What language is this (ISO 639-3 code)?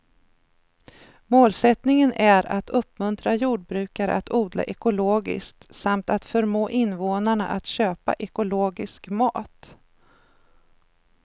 swe